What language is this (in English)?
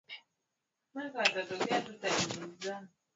Swahili